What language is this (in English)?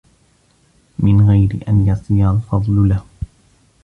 Arabic